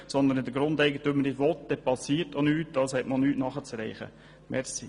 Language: Swiss German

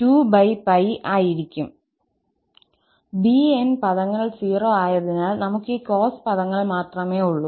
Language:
Malayalam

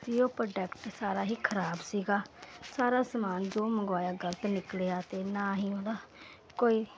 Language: Punjabi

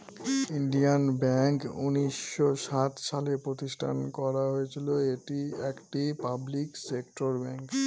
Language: Bangla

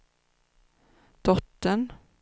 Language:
Swedish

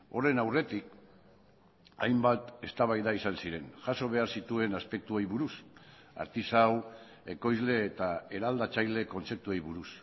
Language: Basque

